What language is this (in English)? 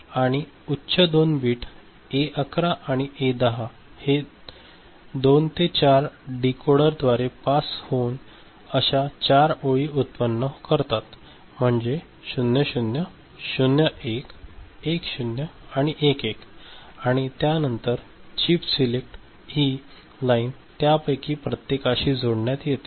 Marathi